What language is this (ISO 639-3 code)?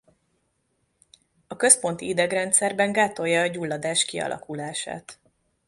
hun